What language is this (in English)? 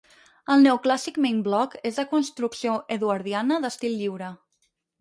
Catalan